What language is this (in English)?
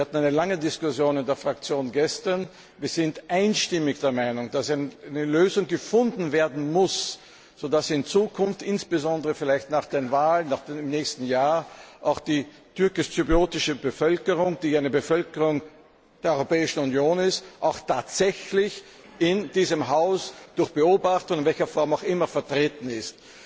German